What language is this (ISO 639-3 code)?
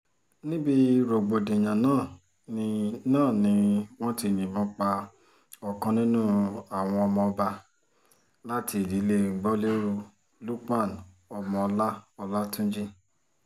yor